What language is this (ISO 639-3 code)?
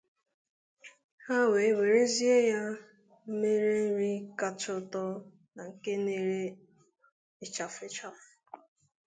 ibo